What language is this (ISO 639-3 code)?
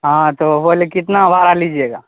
urd